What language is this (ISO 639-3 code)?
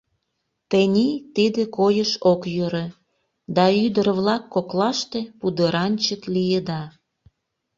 chm